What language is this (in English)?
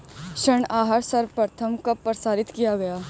Hindi